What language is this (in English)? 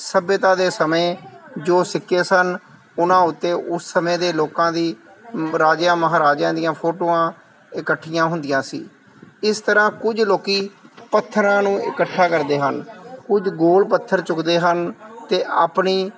Punjabi